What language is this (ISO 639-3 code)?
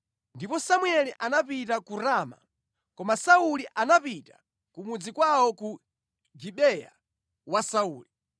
nya